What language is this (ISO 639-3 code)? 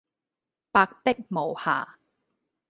yue